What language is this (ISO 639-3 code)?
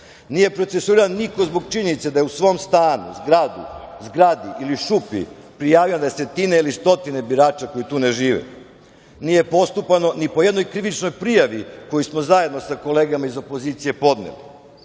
srp